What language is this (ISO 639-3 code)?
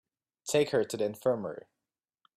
eng